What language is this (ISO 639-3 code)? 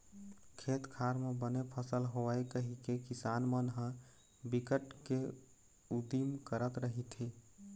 hne